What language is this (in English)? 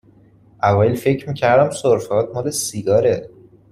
Persian